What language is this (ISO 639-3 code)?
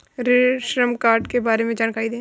hin